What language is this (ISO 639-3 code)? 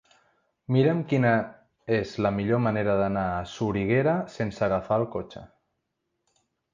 cat